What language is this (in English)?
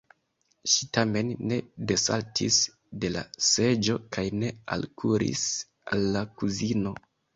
Esperanto